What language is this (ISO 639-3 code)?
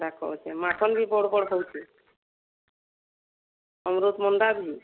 ori